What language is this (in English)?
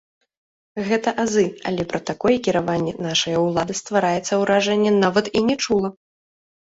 Belarusian